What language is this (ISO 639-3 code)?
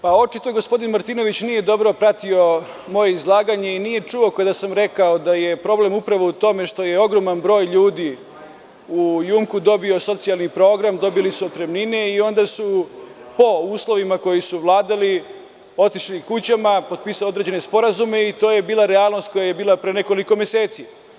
srp